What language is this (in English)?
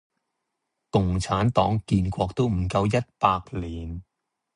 Cantonese